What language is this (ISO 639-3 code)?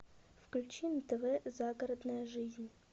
rus